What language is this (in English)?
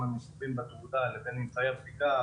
Hebrew